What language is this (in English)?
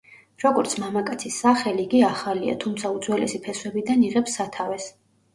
Georgian